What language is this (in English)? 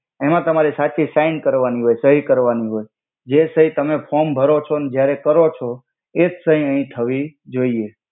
Gujarati